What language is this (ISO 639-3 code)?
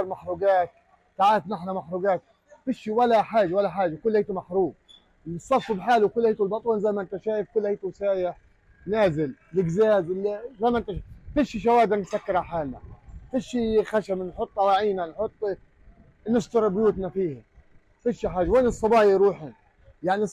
ara